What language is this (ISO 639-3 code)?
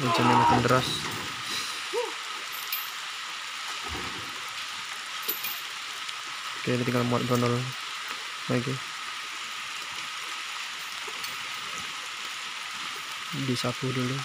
ind